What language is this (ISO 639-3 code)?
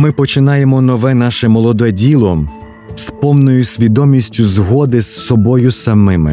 ukr